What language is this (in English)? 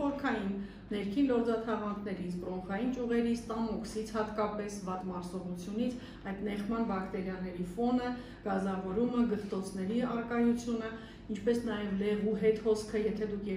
Romanian